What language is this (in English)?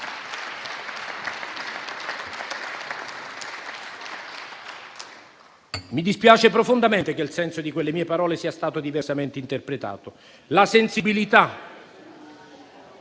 Italian